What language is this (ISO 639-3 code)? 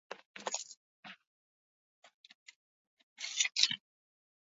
eus